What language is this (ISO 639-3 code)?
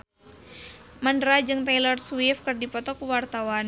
sun